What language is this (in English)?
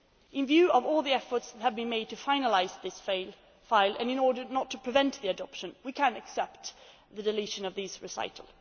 English